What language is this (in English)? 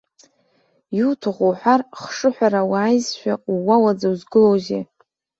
Abkhazian